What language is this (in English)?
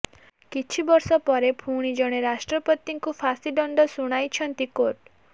Odia